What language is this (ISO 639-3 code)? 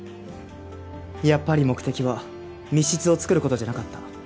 jpn